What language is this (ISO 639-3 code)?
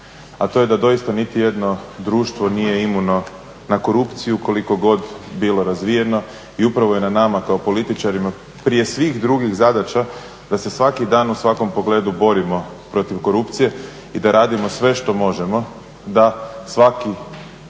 hrv